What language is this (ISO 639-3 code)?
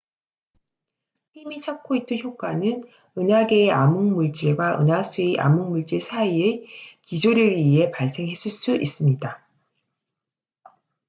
kor